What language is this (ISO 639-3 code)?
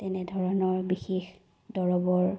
asm